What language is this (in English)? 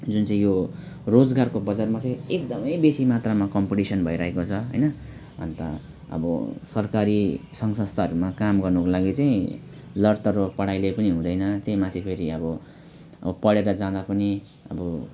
Nepali